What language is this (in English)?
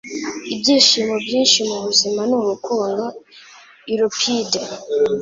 Kinyarwanda